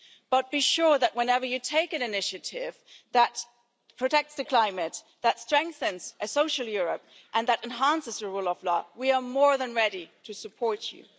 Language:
English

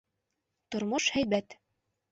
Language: Bashkir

